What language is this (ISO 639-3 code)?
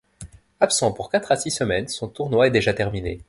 fra